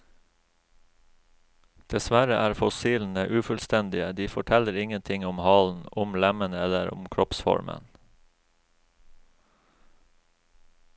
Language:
Norwegian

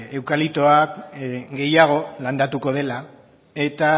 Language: Basque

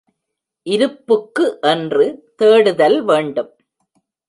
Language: Tamil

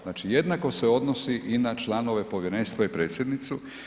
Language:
Croatian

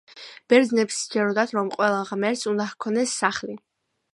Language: Georgian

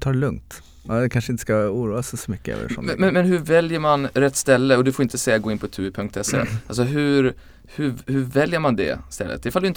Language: Swedish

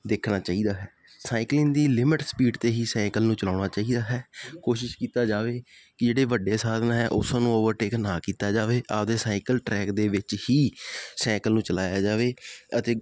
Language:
Punjabi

